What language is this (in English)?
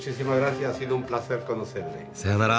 Japanese